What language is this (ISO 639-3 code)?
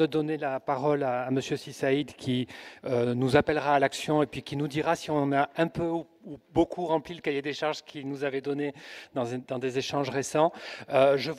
fra